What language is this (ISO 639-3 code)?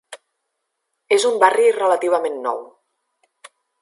cat